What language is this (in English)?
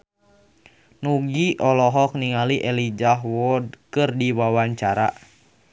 Sundanese